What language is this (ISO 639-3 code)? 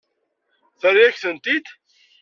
kab